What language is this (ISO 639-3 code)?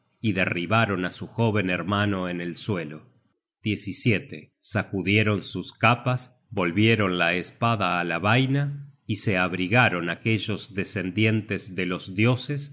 spa